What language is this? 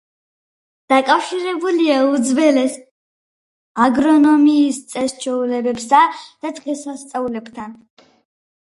Georgian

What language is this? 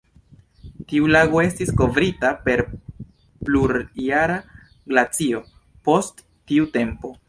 Esperanto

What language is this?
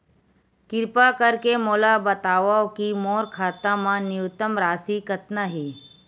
Chhattisgarhi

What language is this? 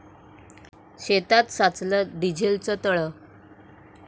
Marathi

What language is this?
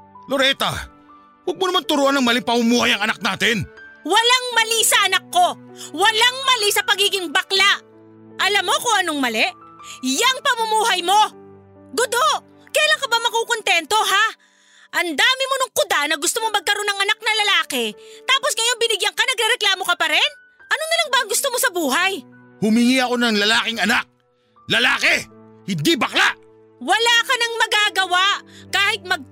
Filipino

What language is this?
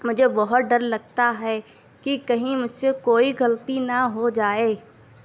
Urdu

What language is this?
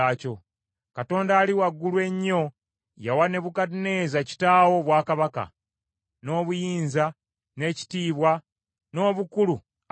Ganda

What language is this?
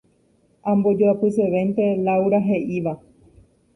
Guarani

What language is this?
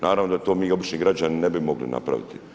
Croatian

